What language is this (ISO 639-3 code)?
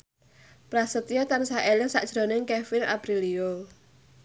jav